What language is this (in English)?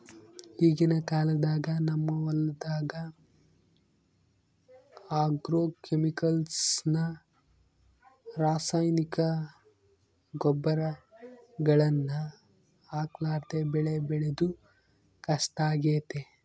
Kannada